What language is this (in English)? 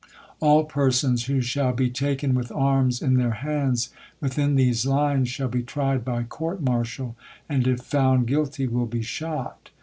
English